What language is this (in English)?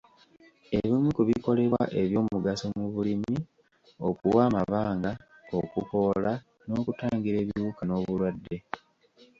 Ganda